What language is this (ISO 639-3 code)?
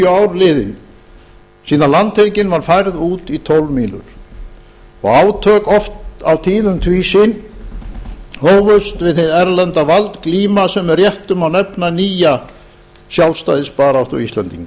isl